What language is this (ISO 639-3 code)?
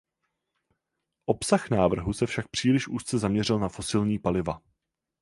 ces